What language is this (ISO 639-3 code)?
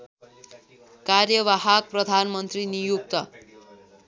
nep